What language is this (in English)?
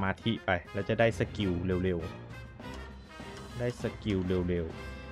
Thai